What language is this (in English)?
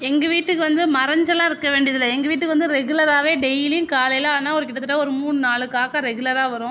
Tamil